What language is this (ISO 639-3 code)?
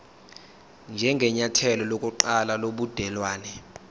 zul